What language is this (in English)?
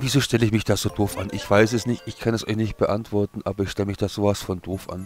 German